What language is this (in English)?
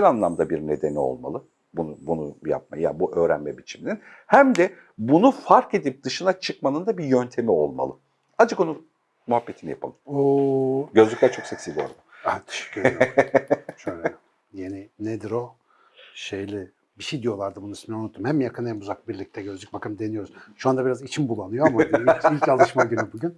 Turkish